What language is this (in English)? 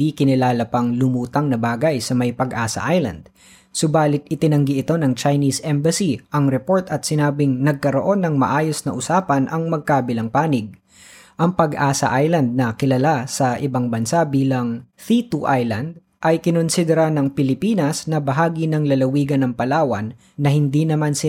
Filipino